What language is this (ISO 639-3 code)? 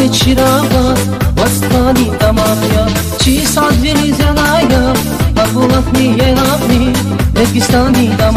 ron